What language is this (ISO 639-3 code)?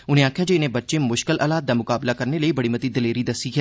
doi